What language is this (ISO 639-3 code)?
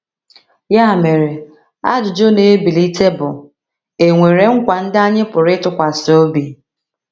ibo